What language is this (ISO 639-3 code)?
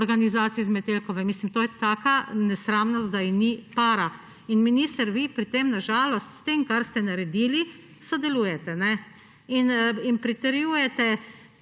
slv